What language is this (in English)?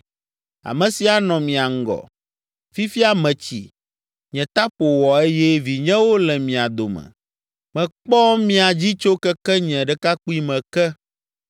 Ewe